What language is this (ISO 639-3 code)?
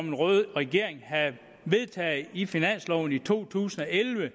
dan